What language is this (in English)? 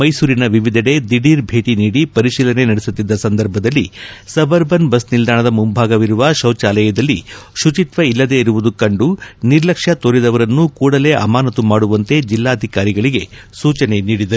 Kannada